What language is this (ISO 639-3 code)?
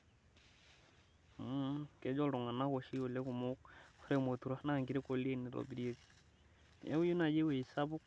mas